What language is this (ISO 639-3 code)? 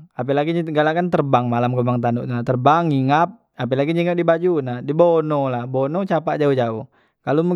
mui